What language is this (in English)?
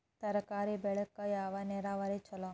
Kannada